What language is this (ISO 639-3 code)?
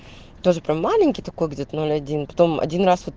rus